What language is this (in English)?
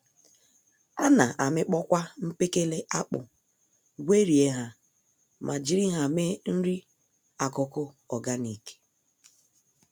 Igbo